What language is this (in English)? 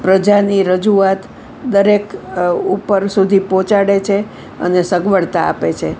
Gujarati